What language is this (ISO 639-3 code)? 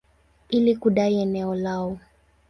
swa